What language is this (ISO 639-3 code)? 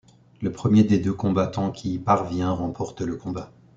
fra